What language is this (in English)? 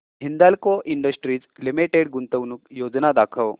Marathi